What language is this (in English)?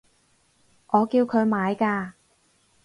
Cantonese